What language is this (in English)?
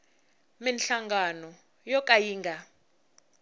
Tsonga